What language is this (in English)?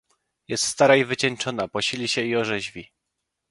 Polish